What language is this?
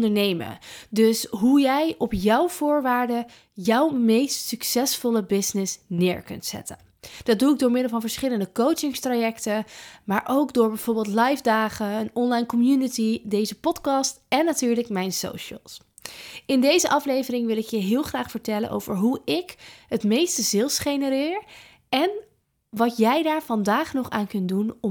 Dutch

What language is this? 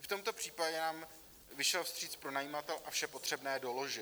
Czech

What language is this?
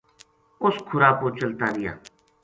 Gujari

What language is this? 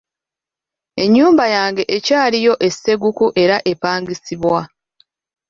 Ganda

